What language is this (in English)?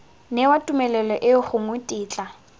Tswana